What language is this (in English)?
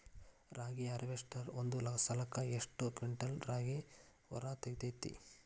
Kannada